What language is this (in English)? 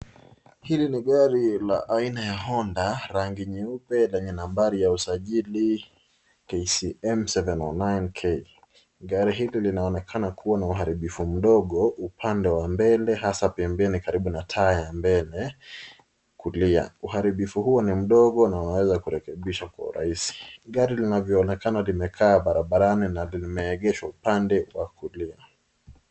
Swahili